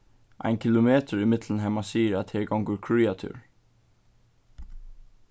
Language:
Faroese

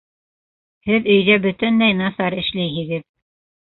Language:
Bashkir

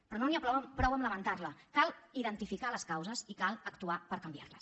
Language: Catalan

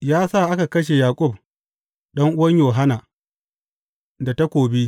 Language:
Hausa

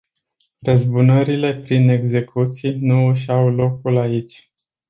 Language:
Romanian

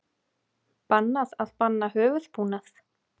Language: Icelandic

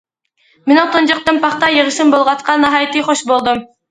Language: Uyghur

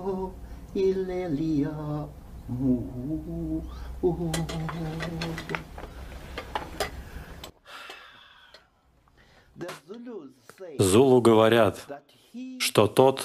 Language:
Russian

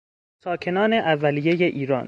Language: Persian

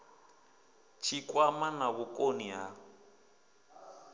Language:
Venda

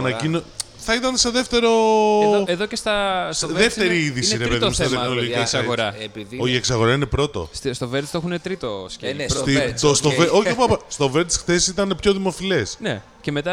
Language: Greek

